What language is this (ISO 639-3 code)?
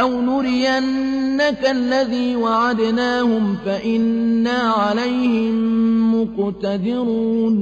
ara